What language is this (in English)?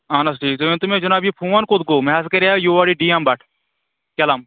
Kashmiri